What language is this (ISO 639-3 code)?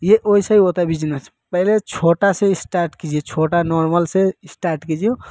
hin